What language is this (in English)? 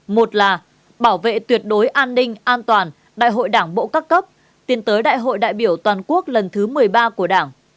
Vietnamese